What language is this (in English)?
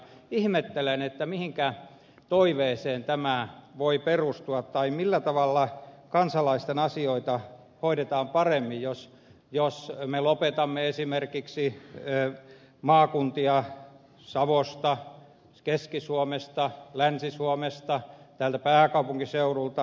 Finnish